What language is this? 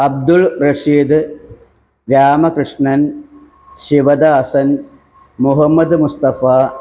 Malayalam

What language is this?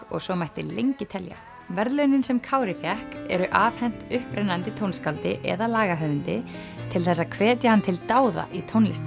Icelandic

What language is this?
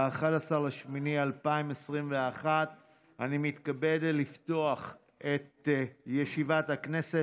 Hebrew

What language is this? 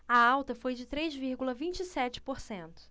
Portuguese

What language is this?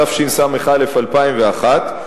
Hebrew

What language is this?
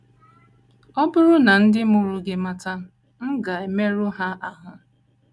Igbo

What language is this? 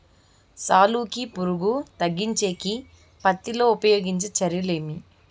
Telugu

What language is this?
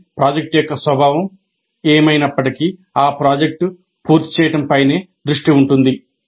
Telugu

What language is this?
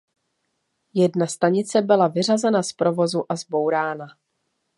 Czech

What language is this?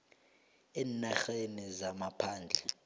South Ndebele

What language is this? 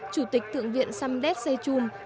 Vietnamese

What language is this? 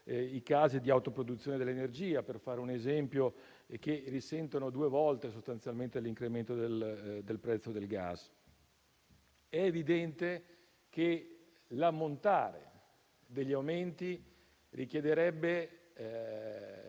Italian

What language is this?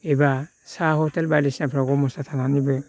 Bodo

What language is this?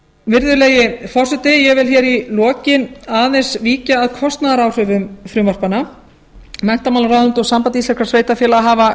Icelandic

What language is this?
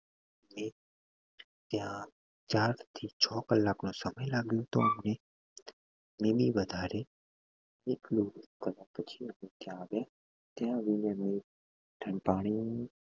Gujarati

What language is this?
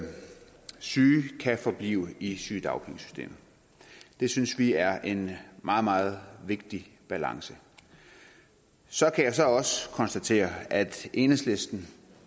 Danish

